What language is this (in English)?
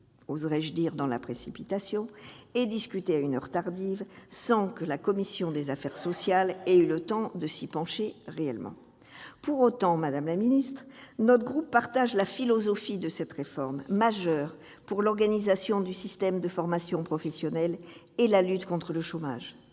French